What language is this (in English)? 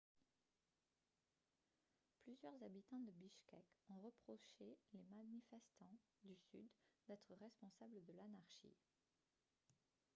French